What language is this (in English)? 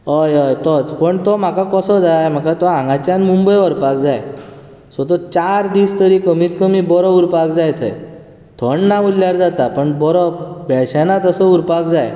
Konkani